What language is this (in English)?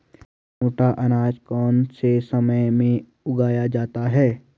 Hindi